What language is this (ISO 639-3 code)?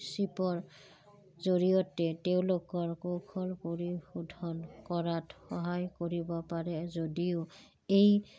asm